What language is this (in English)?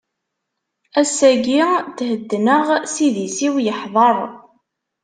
Kabyle